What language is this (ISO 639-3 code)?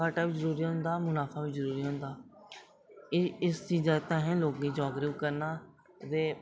doi